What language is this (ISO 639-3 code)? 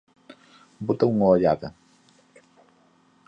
glg